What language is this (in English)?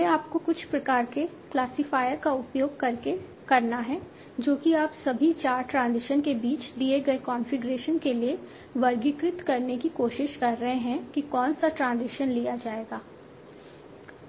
Hindi